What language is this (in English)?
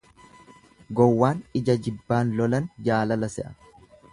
Oromo